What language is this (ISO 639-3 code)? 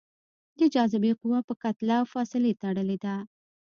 pus